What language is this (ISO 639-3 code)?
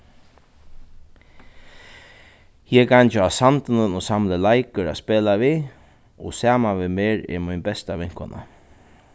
fao